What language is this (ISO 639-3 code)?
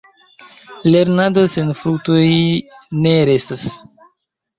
epo